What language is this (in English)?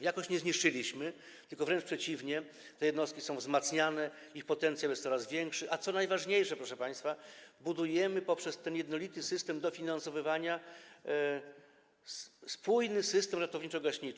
Polish